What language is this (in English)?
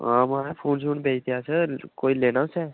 Dogri